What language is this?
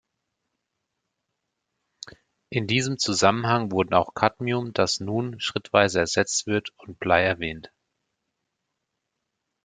German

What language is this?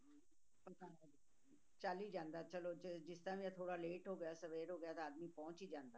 Punjabi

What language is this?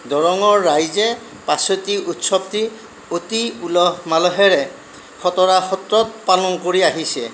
Assamese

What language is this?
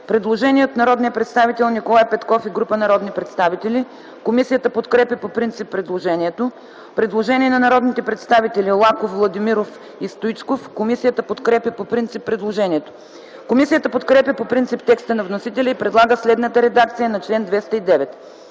Bulgarian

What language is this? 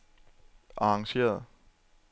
Danish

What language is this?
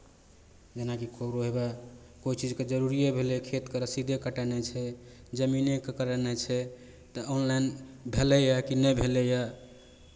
Maithili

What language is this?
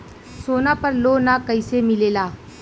Bhojpuri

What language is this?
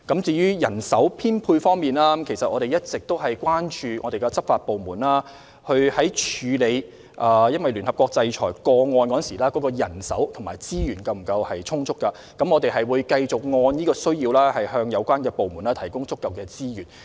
Cantonese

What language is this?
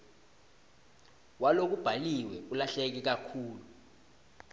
Swati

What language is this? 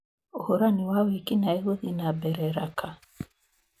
Kikuyu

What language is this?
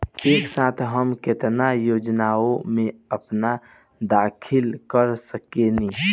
Bhojpuri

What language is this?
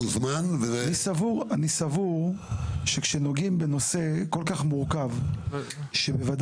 Hebrew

